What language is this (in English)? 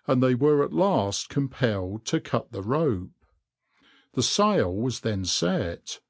English